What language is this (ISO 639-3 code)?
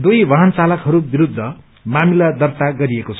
nep